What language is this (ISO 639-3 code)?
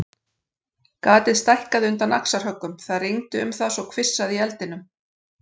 isl